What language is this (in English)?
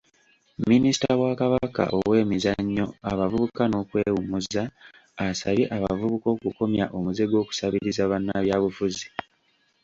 Ganda